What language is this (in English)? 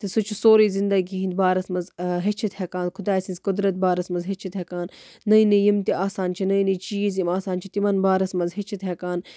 Kashmiri